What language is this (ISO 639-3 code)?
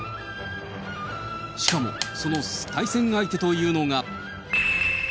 jpn